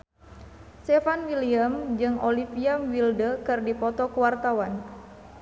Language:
Sundanese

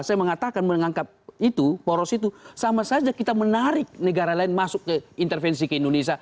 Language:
Indonesian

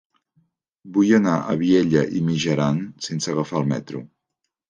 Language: Catalan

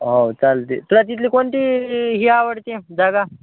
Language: Marathi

